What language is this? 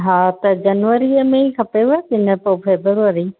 Sindhi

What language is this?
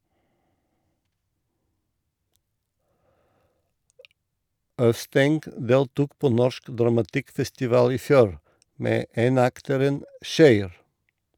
Norwegian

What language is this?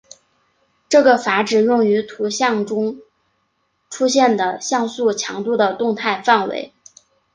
Chinese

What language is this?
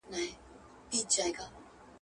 Pashto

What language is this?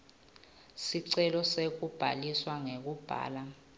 Swati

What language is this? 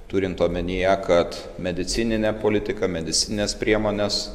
Lithuanian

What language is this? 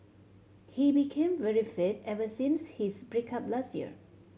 English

